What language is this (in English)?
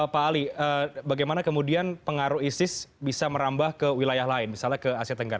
Indonesian